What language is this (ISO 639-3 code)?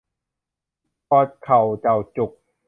tha